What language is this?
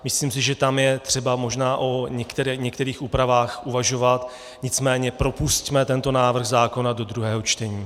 Czech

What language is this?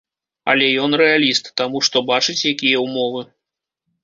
Belarusian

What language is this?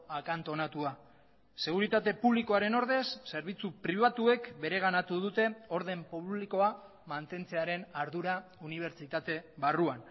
Basque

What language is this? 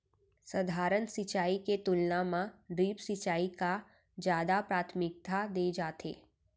Chhattisgarhi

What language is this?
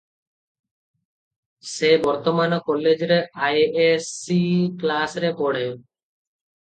Odia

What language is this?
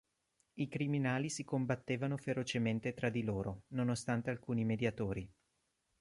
Italian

